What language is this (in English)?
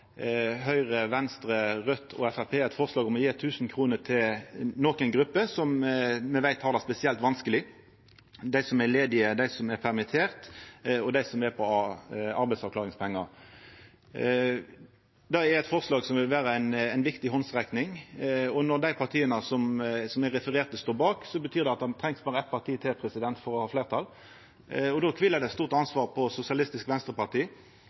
Norwegian Nynorsk